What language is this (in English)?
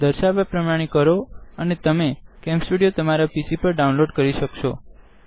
Gujarati